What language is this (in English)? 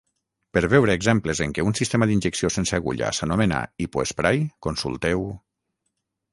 Catalan